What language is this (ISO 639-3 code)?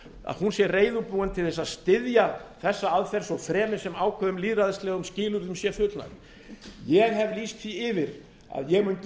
isl